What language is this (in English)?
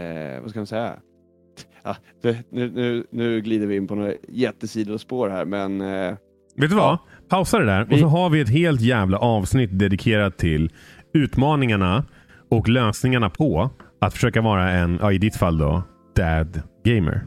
Swedish